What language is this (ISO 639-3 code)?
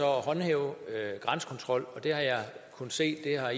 dan